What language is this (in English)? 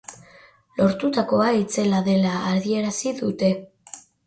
Basque